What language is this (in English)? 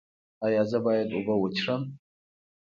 Pashto